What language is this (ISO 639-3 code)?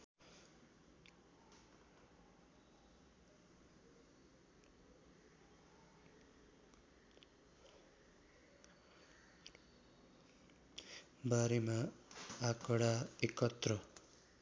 nep